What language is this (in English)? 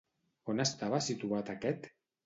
Catalan